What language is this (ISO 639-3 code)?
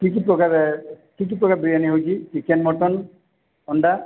ori